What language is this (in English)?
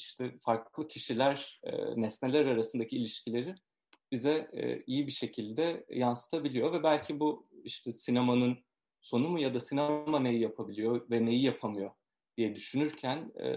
Turkish